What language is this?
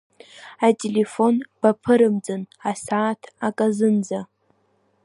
Abkhazian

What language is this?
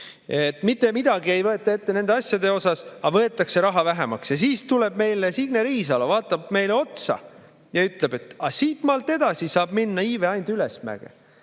Estonian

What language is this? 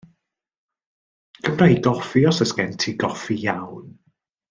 Welsh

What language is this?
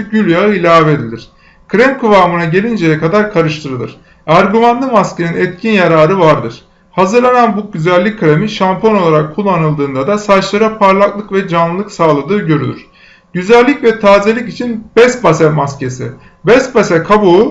Turkish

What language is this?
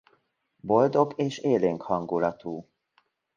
Hungarian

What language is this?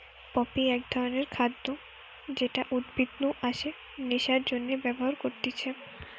Bangla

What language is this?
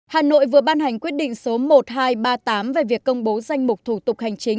Vietnamese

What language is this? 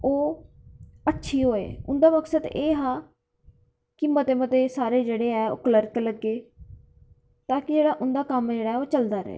Dogri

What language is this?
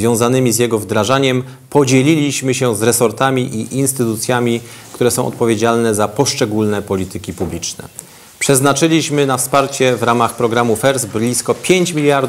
Polish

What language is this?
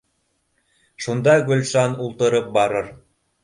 Bashkir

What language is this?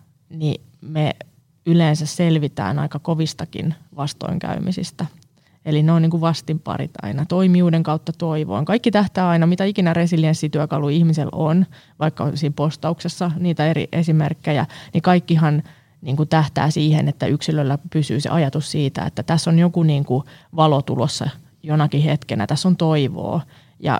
Finnish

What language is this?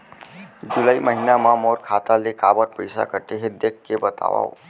Chhattisgarhi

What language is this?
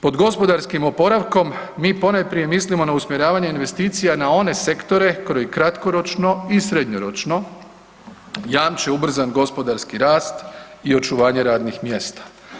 Croatian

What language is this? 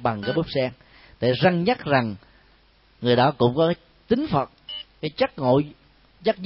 Vietnamese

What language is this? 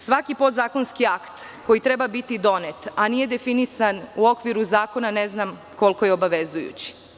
Serbian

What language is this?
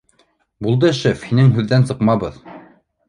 Bashkir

